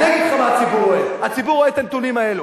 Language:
Hebrew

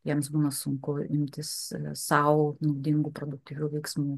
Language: Lithuanian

